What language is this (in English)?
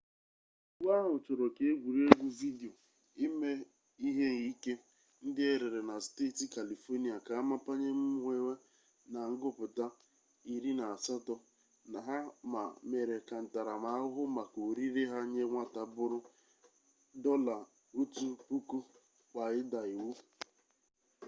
Igbo